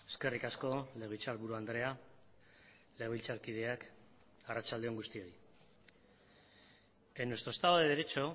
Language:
Basque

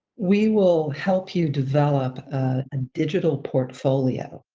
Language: English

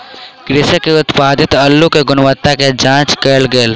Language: Maithili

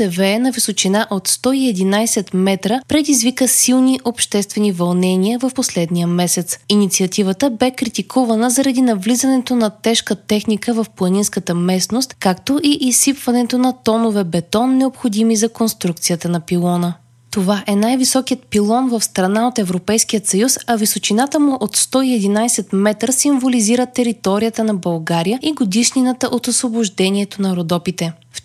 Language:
Bulgarian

